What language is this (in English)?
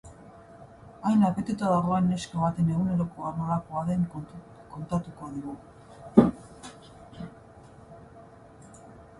Basque